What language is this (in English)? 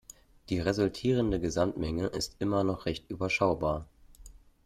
German